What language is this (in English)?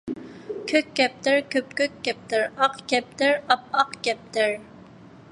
Uyghur